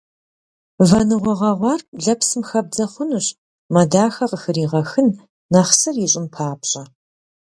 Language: Kabardian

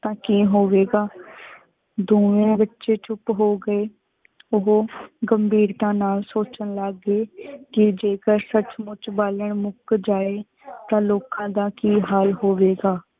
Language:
Punjabi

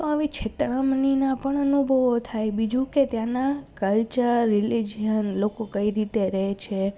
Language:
Gujarati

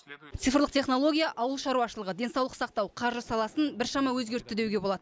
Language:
Kazakh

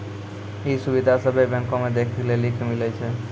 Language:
Maithili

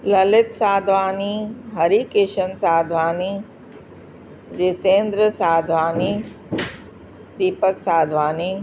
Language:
Sindhi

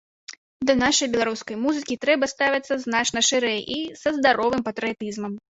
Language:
Belarusian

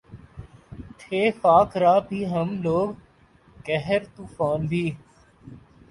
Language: Urdu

